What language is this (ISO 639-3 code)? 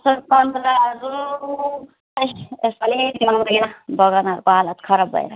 nep